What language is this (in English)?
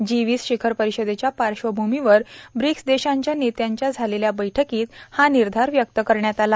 Marathi